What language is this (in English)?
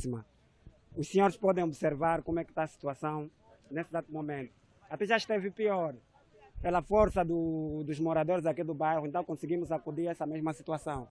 Portuguese